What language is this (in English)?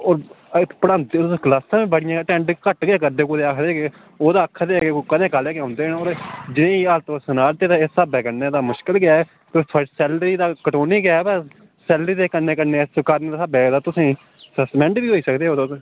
Dogri